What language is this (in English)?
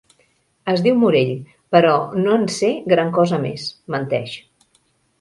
Catalan